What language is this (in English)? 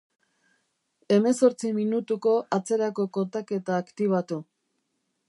Basque